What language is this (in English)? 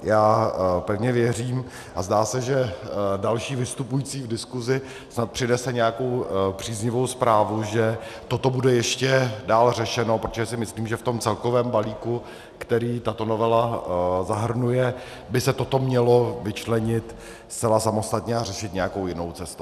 Czech